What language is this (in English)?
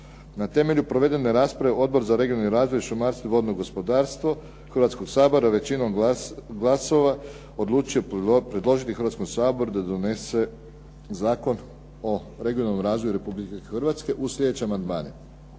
Croatian